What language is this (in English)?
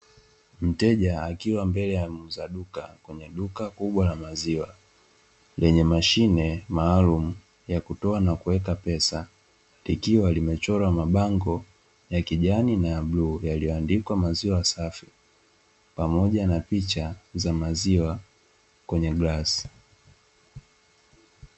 Swahili